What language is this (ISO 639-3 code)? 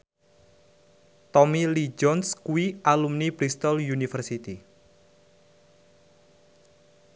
jav